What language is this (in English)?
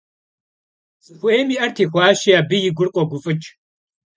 Kabardian